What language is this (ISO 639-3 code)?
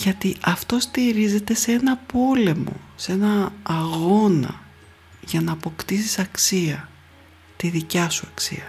ell